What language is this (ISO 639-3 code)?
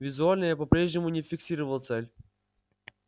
rus